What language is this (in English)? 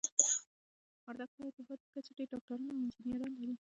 Pashto